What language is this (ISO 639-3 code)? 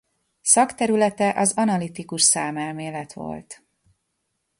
hun